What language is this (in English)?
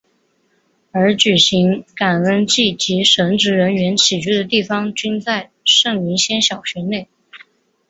Chinese